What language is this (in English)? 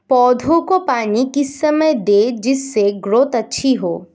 Hindi